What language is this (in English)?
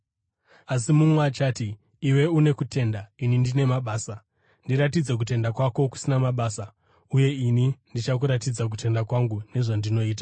Shona